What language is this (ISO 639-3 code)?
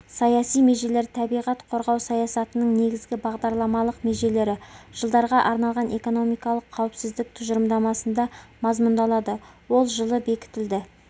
kaz